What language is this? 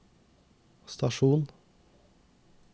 Norwegian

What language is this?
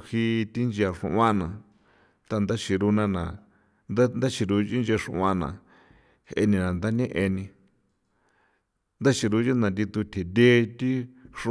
San Felipe Otlaltepec Popoloca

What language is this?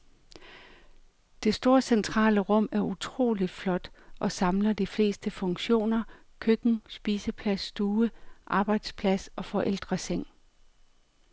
Danish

